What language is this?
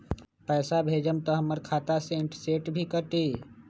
Magahi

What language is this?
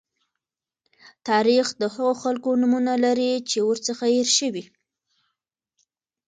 Pashto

